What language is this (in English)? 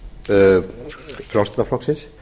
Icelandic